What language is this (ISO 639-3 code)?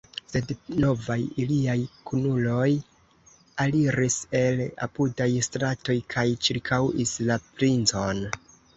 epo